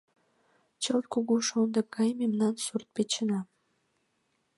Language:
Mari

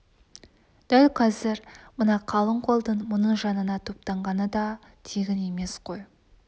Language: Kazakh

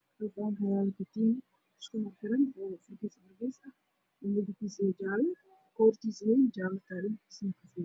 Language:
Somali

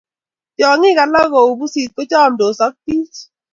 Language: Kalenjin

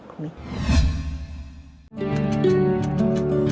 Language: Vietnamese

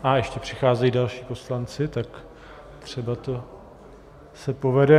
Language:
Czech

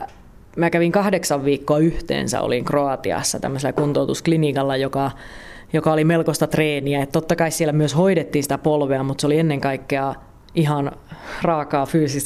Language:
Finnish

